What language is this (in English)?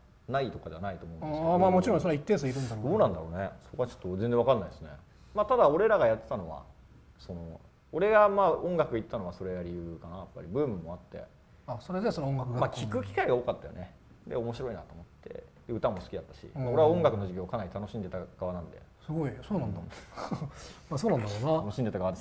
Japanese